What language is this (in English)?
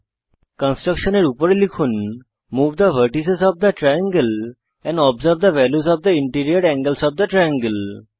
Bangla